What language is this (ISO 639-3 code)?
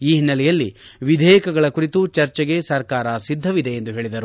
kan